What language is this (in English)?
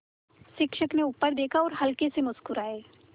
Hindi